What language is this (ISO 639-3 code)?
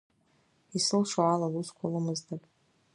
abk